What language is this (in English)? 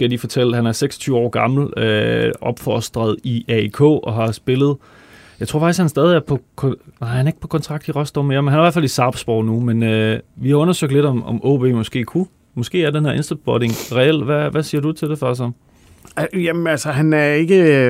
Danish